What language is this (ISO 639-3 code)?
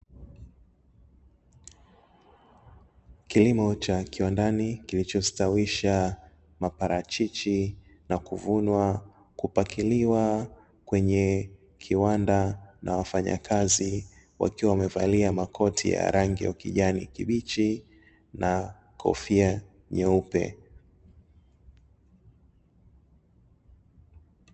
swa